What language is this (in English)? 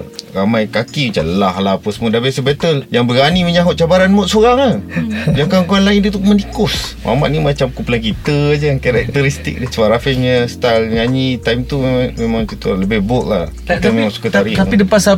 Malay